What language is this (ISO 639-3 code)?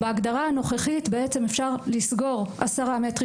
heb